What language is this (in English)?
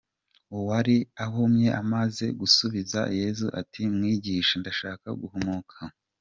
Kinyarwanda